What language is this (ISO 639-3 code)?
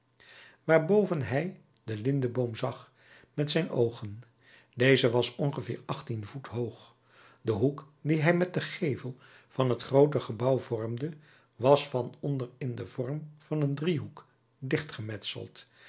nld